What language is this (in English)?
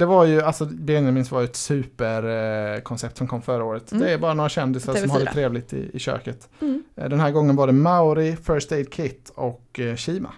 Swedish